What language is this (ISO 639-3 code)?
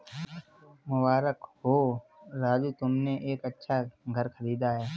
hin